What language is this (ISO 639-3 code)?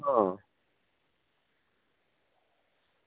guj